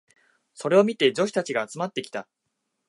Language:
Japanese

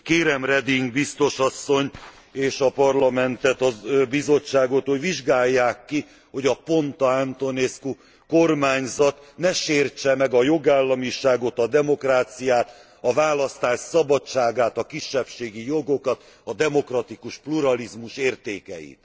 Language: Hungarian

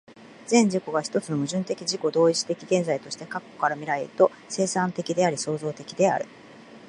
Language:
Japanese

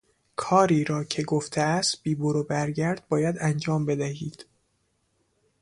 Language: Persian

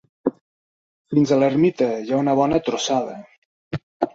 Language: Catalan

